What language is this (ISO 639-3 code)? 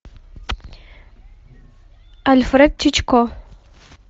rus